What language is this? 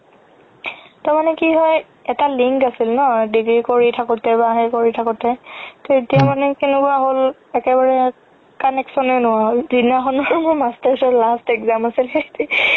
Assamese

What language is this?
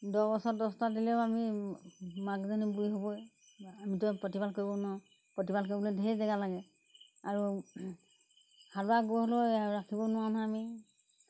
Assamese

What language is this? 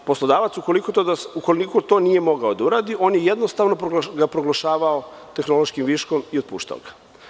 Serbian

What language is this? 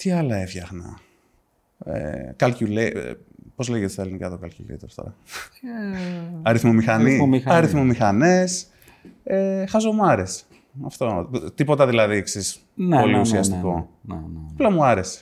Greek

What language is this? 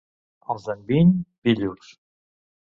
Catalan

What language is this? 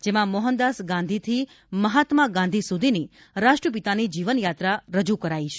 Gujarati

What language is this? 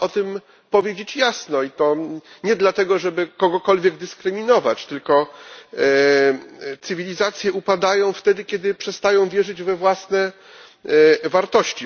Polish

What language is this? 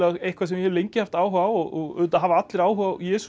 Icelandic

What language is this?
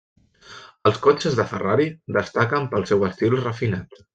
Catalan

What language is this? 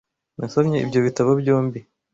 Kinyarwanda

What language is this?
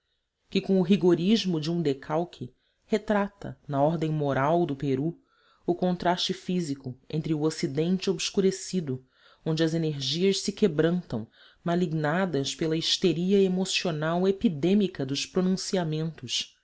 Portuguese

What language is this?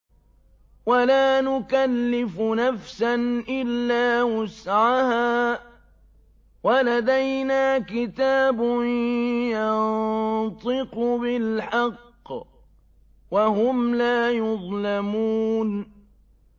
Arabic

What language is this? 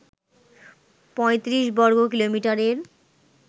Bangla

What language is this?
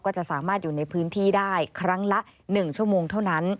Thai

